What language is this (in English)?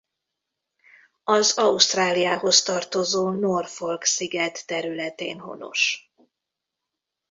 Hungarian